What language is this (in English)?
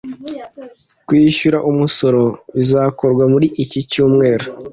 Kinyarwanda